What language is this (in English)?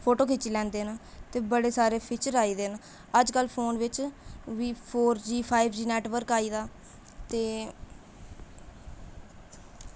Dogri